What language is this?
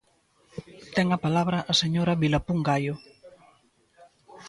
Galician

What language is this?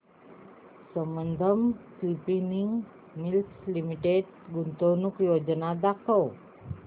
Marathi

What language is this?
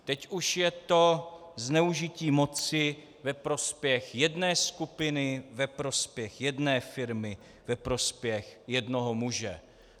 Czech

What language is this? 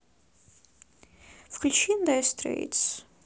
Russian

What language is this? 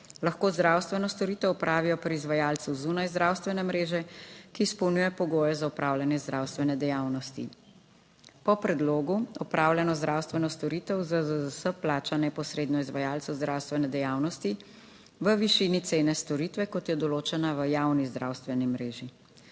Slovenian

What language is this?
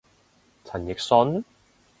Cantonese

